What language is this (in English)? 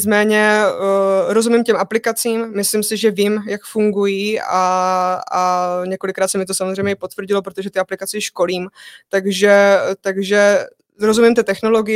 Czech